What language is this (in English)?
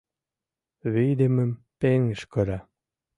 Mari